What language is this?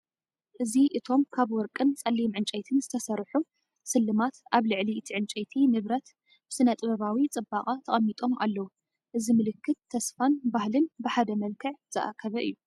Tigrinya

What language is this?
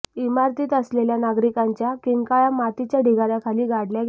Marathi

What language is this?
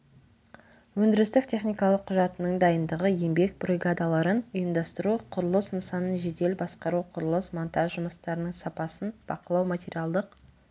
Kazakh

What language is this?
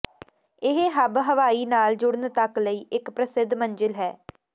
Punjabi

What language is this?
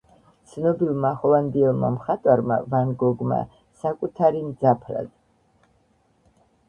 Georgian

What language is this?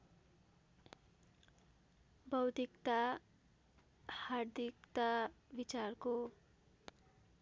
Nepali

